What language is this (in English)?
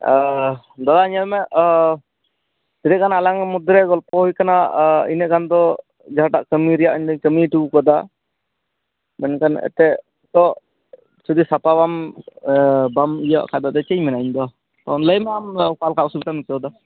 Santali